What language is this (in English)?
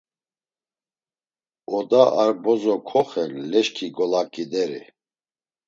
Laz